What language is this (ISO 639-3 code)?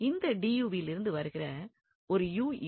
tam